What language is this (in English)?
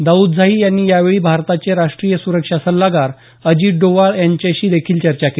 Marathi